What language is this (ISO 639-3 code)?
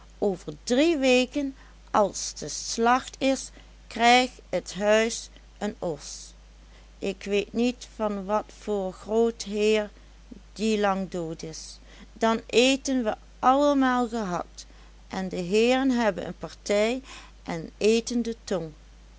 nld